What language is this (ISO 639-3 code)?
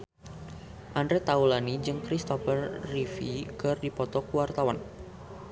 sun